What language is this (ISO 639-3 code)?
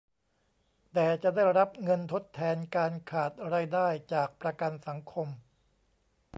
tha